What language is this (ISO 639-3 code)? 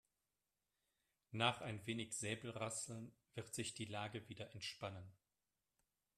deu